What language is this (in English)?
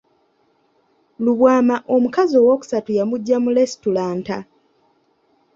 Ganda